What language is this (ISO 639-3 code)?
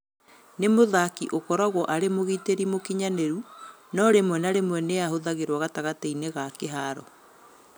kik